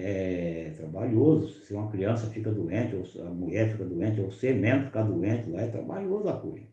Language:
Portuguese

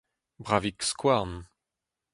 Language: Breton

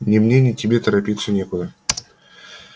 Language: Russian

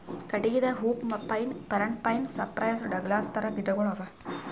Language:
Kannada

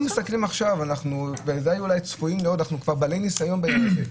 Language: Hebrew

